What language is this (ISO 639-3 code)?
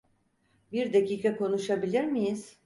tur